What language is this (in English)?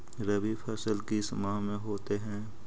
Magahi